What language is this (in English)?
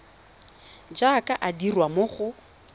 Tswana